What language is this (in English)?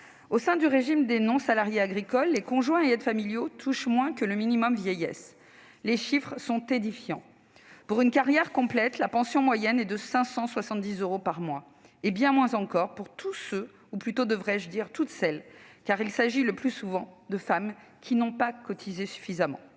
French